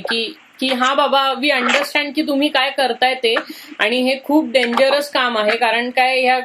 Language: Marathi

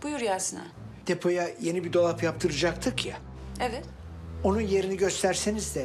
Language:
Turkish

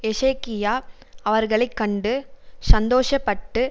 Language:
Tamil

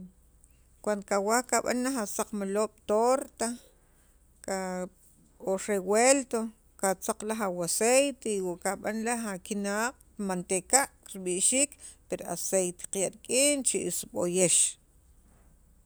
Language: Sacapulteco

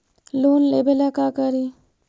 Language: Magahi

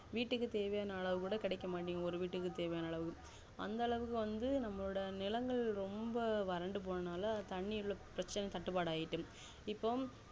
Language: Tamil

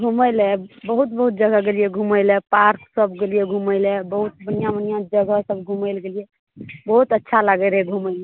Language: Maithili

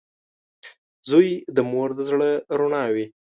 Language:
Pashto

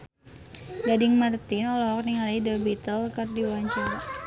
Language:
Sundanese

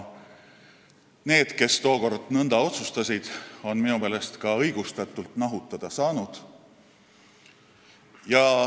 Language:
Estonian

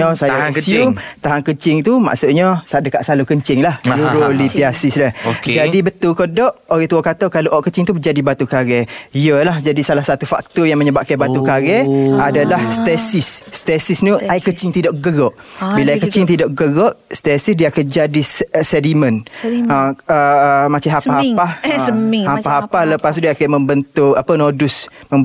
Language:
Malay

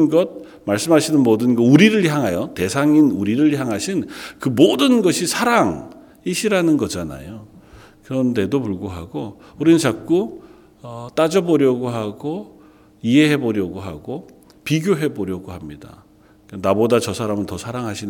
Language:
Korean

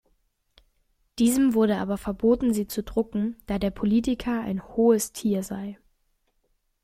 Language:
German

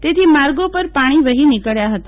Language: Gujarati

